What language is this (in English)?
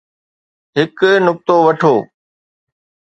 Sindhi